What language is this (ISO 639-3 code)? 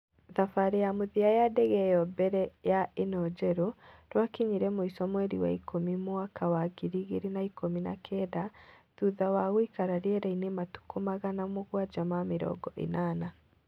kik